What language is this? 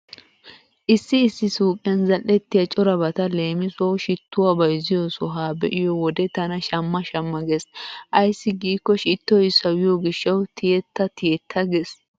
Wolaytta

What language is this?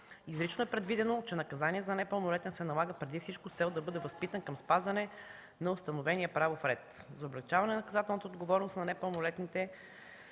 Bulgarian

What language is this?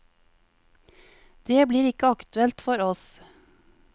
Norwegian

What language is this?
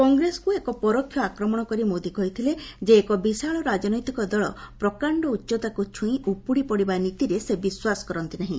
Odia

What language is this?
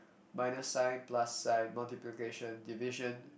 English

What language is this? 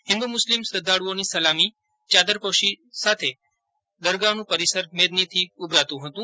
Gujarati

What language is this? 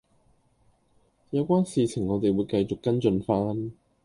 Cantonese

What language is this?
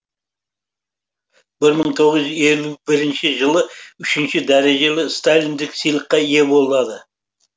Kazakh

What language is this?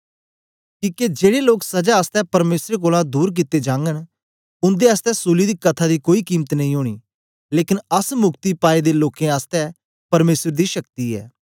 Dogri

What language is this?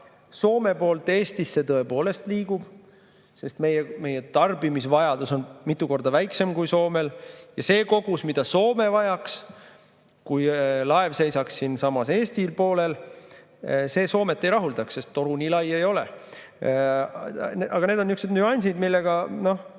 Estonian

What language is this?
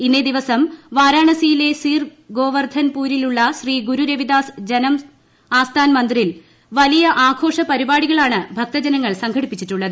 Malayalam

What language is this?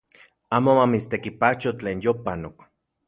Central Puebla Nahuatl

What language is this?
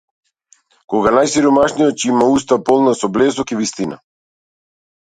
Macedonian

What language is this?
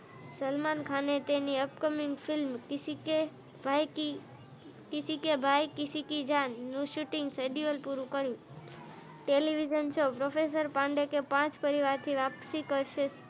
Gujarati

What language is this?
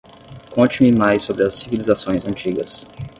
Portuguese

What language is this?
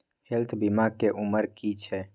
Maithili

